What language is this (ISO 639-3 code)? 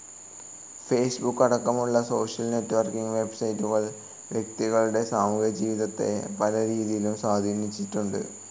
mal